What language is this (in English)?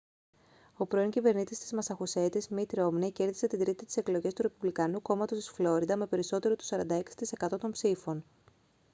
Greek